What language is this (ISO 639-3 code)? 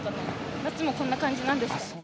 jpn